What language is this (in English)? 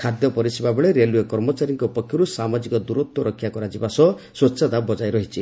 Odia